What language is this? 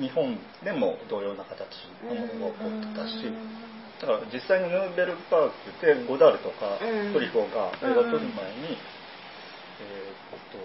Japanese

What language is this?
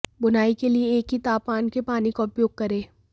Hindi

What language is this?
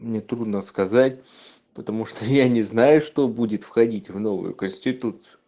Russian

